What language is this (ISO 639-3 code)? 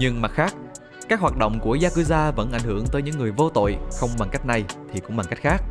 vie